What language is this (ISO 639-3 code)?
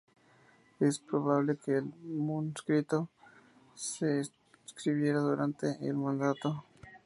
spa